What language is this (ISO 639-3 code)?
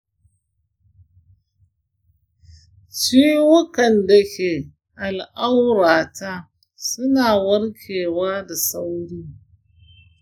hau